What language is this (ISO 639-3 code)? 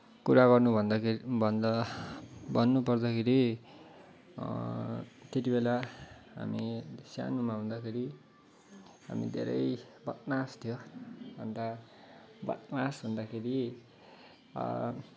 nep